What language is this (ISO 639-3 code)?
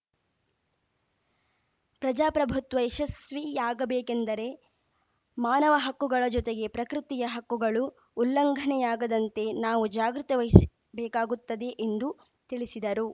kan